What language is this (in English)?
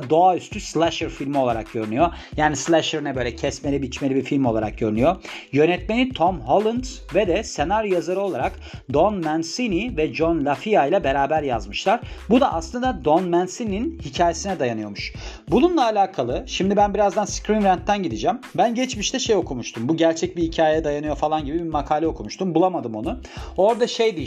Turkish